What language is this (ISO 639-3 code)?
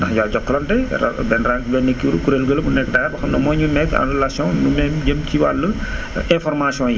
wol